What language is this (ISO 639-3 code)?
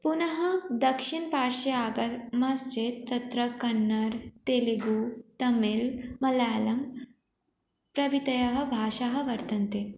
san